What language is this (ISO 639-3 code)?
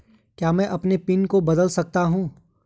hin